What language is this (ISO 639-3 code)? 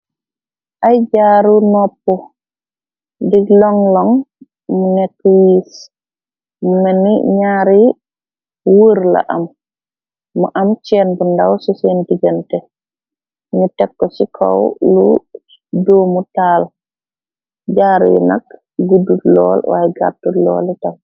wol